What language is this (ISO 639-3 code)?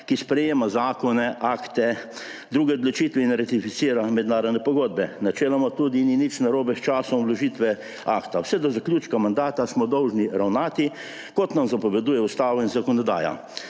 slv